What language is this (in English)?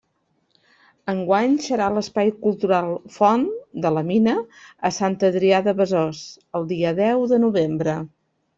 Catalan